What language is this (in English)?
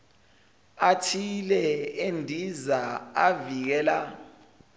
Zulu